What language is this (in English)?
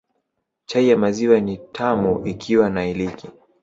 Swahili